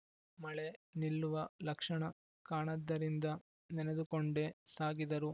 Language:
Kannada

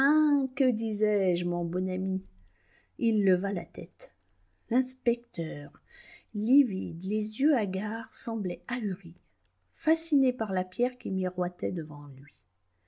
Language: French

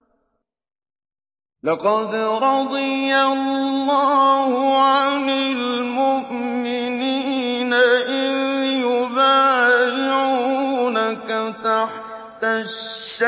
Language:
Arabic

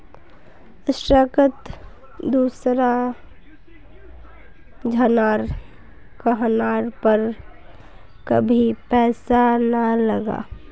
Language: Magahi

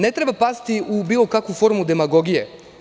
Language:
Serbian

